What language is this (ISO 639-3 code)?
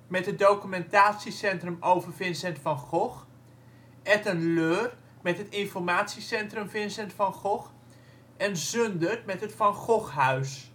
nld